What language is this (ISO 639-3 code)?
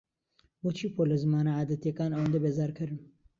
ckb